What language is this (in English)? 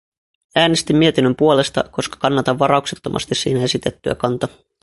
Finnish